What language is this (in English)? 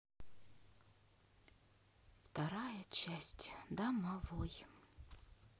Russian